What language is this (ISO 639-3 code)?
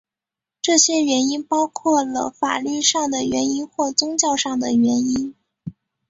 zho